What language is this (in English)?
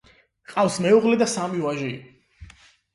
Georgian